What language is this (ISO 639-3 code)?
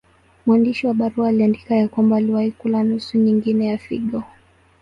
swa